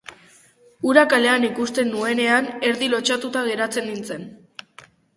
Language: Basque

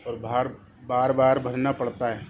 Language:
Urdu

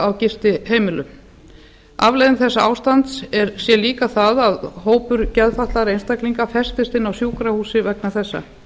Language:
Icelandic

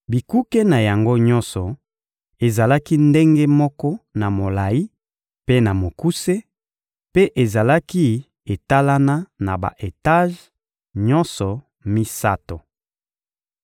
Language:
Lingala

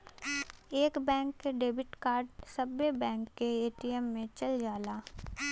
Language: Bhojpuri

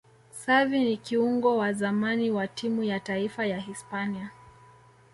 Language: Swahili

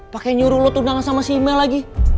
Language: Indonesian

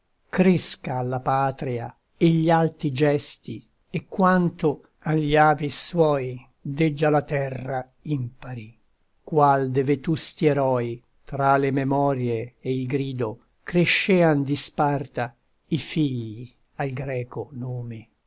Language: Italian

